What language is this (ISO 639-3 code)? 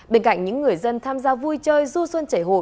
vie